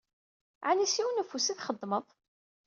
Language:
Kabyle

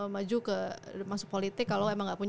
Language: Indonesian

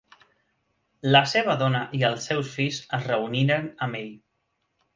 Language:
Catalan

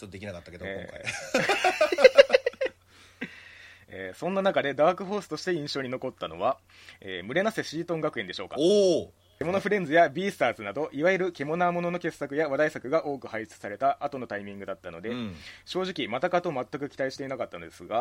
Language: Japanese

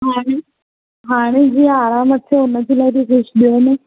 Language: Sindhi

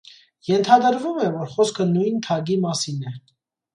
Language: Armenian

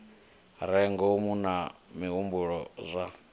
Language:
Venda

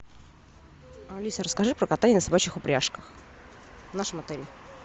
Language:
Russian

